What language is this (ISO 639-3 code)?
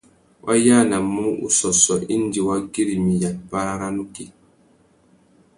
bag